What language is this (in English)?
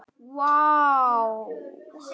Icelandic